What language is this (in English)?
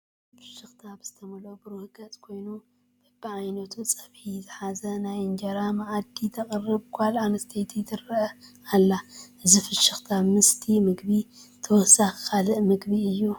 Tigrinya